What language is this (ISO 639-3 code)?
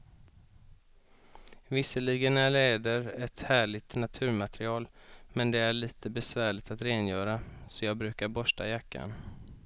swe